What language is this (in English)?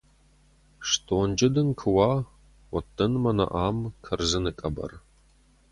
Ossetic